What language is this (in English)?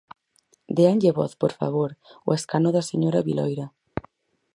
Galician